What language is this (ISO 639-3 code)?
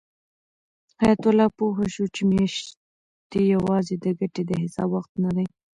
pus